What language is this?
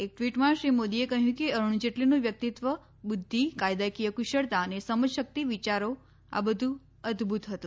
Gujarati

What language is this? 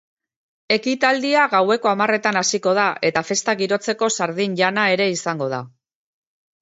Basque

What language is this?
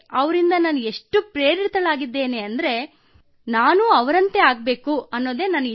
Kannada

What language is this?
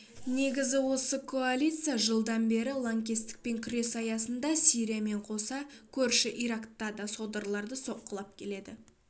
Kazakh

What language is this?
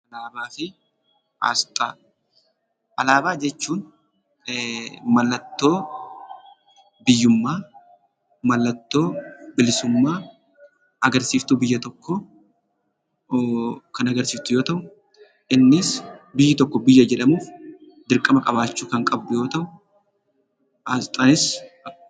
Oromo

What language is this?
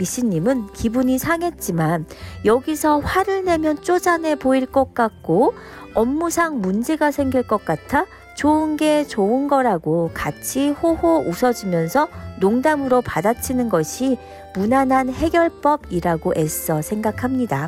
Korean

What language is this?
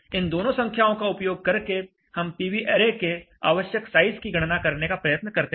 Hindi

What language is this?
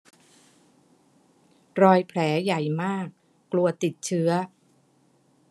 Thai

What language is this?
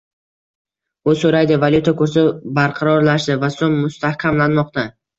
Uzbek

